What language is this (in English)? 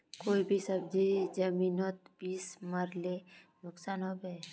Magahi